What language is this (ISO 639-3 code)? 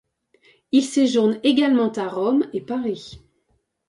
fra